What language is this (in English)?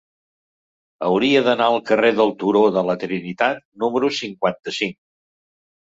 Catalan